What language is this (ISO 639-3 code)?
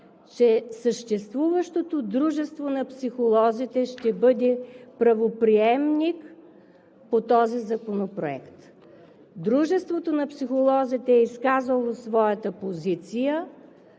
bul